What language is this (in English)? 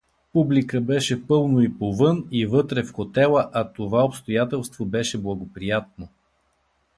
Bulgarian